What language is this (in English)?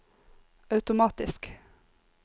Norwegian